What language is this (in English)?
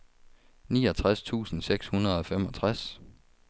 Danish